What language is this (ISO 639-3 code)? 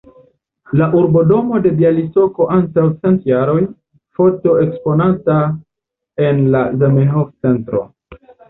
epo